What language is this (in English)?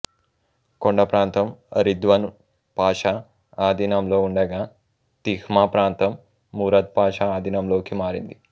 Telugu